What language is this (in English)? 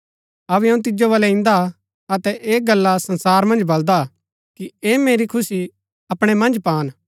Gaddi